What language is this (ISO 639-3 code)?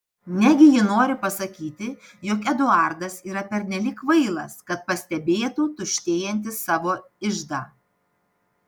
lit